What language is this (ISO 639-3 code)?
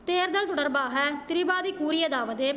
tam